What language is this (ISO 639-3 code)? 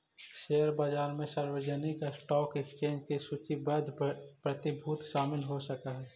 mag